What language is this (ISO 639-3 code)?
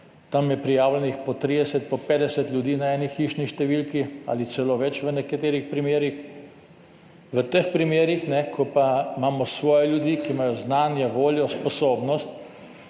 slv